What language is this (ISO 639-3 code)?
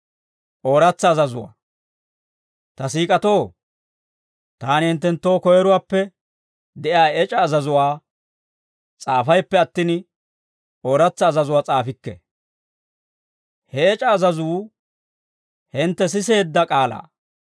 dwr